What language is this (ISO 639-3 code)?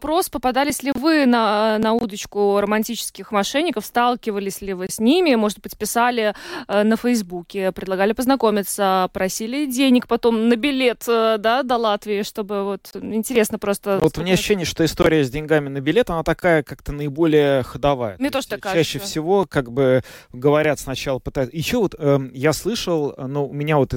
rus